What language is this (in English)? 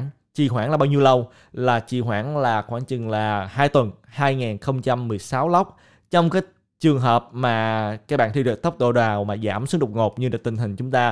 Vietnamese